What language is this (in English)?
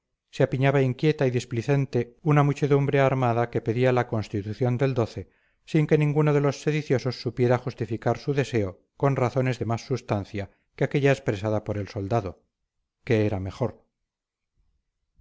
Spanish